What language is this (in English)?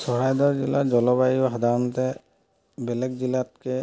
Assamese